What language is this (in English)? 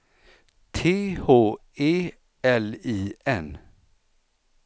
Swedish